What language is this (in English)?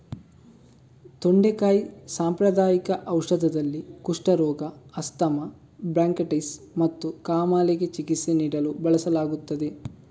Kannada